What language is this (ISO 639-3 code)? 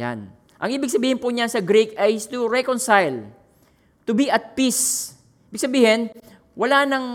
fil